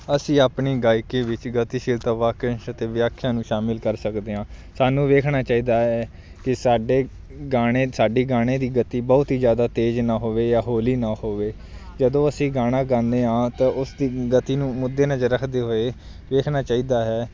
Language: Punjabi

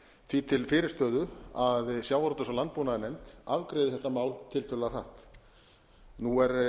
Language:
Icelandic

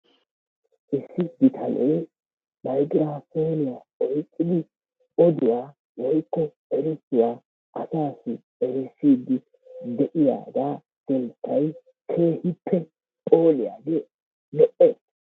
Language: Wolaytta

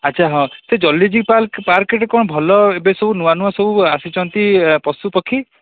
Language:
Odia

